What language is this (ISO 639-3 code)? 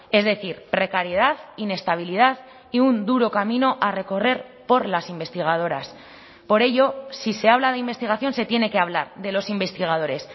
spa